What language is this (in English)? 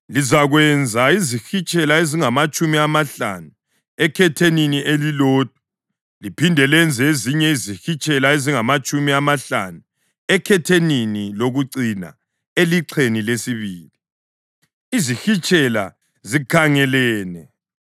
North Ndebele